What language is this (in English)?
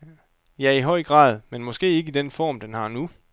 Danish